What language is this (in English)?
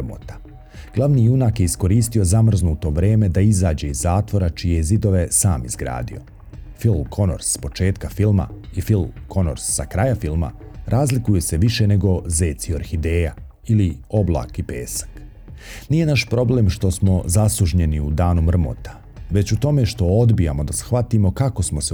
Croatian